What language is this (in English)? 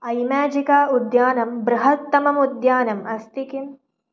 Sanskrit